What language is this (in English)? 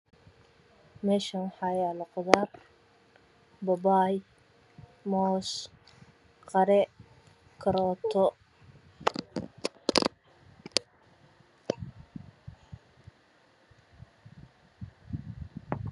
Somali